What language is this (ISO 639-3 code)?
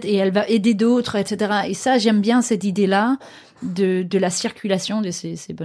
fra